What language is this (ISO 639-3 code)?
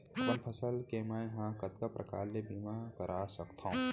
hne